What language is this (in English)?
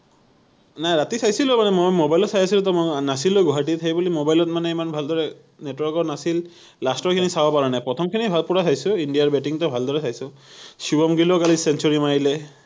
Assamese